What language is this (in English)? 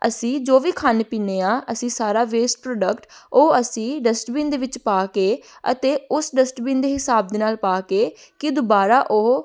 Punjabi